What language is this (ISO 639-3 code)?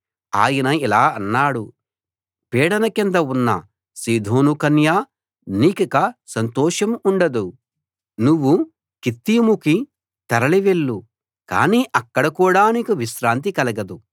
tel